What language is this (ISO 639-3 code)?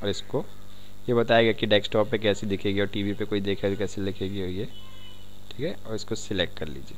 hin